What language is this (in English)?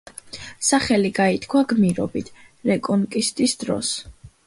Georgian